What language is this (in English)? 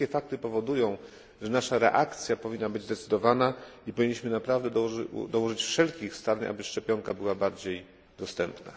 Polish